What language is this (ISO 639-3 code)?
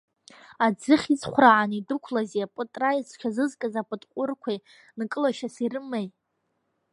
abk